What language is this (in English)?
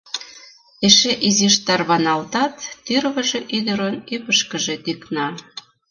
Mari